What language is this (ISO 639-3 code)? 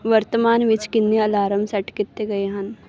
pan